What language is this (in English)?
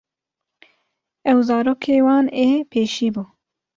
Kurdish